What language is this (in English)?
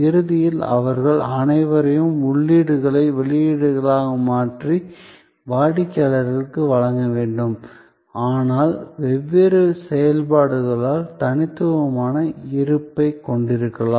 Tamil